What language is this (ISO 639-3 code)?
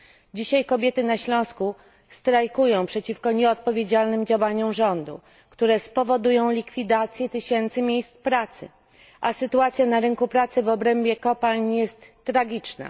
pol